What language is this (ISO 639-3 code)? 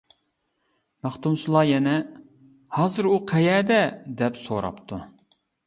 uig